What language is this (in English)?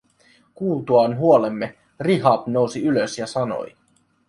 Finnish